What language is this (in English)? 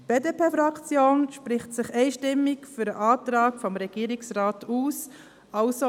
Swiss German